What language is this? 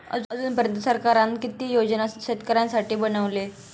Marathi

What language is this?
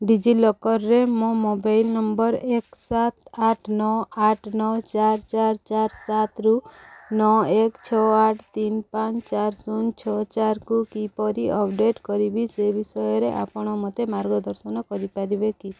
Odia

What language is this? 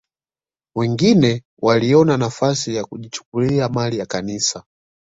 Swahili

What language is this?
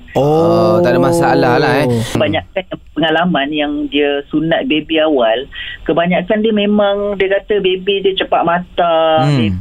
Malay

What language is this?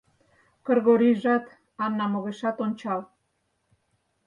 Mari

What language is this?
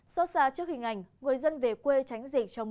Vietnamese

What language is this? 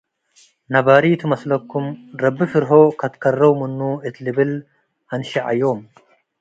Tigre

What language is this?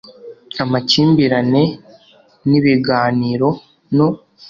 Kinyarwanda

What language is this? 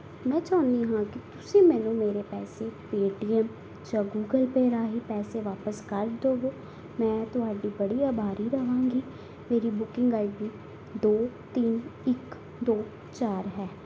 Punjabi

